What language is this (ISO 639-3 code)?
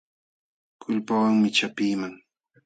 qxw